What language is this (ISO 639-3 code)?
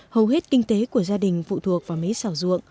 vie